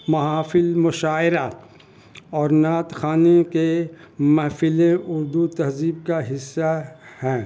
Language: Urdu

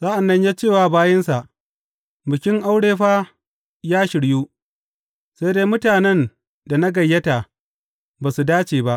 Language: Hausa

